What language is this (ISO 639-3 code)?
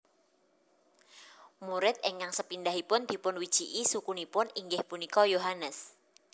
jav